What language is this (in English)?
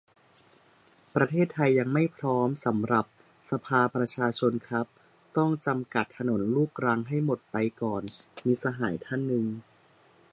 Thai